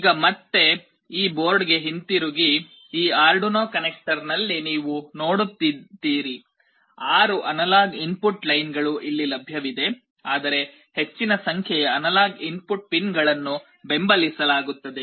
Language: Kannada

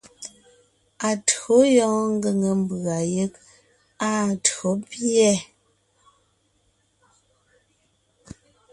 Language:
Ngiemboon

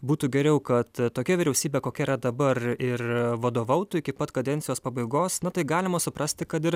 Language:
Lithuanian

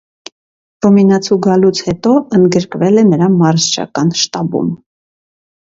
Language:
Armenian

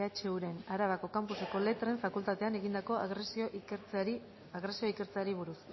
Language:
Basque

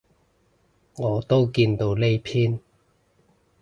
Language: Cantonese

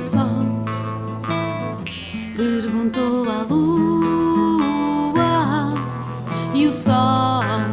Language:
Portuguese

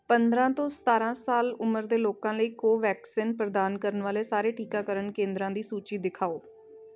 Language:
Punjabi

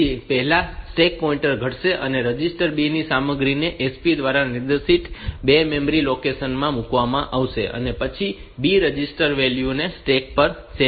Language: Gujarati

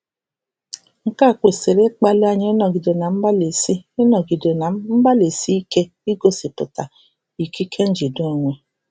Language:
Igbo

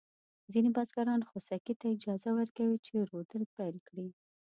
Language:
Pashto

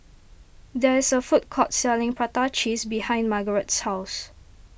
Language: English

